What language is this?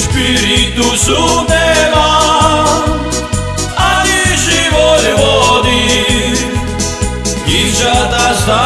Slovak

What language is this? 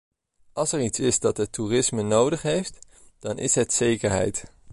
Dutch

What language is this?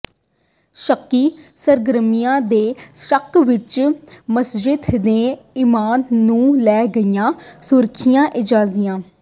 Punjabi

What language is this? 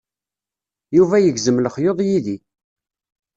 Kabyle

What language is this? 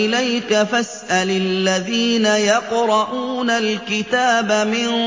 Arabic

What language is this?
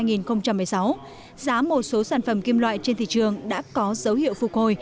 Vietnamese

